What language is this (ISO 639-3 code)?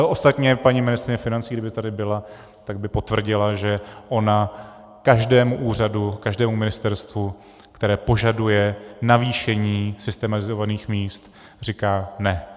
ces